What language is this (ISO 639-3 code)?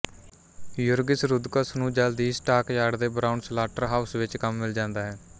pan